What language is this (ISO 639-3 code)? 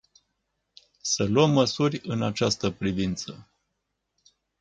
ron